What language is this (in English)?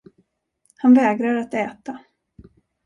Swedish